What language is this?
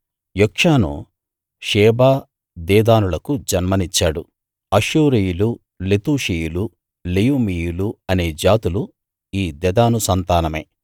Telugu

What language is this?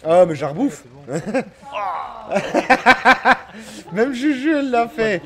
French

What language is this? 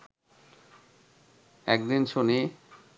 Bangla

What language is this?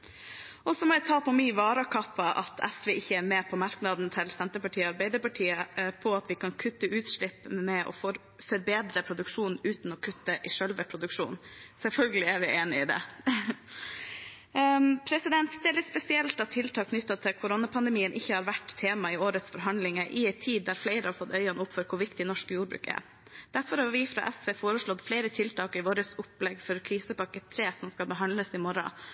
Norwegian Bokmål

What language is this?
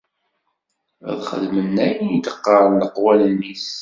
Kabyle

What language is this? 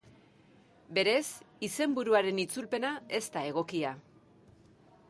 Basque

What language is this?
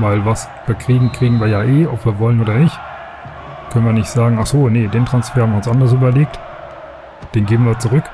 German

